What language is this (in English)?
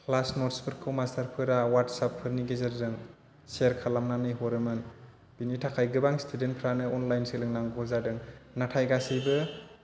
Bodo